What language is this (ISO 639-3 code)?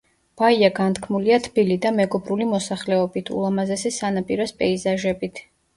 kat